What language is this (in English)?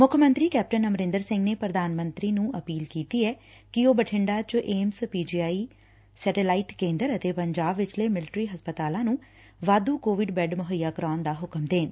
Punjabi